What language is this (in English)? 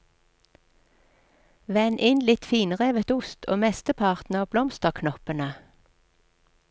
Norwegian